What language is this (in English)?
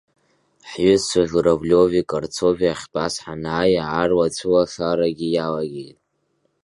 Abkhazian